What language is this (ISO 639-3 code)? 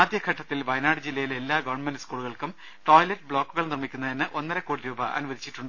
mal